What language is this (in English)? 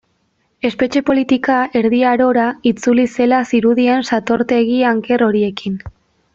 Basque